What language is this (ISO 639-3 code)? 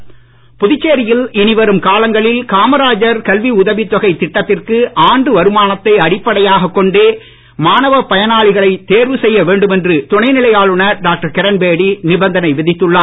tam